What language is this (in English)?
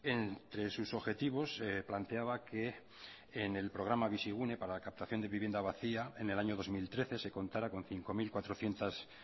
Spanish